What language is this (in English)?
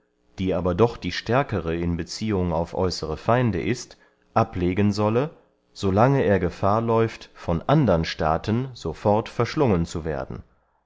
German